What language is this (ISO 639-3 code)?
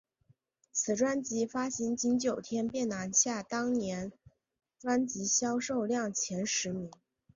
zho